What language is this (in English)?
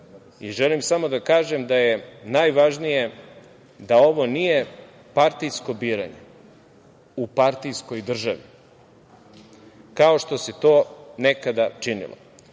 Serbian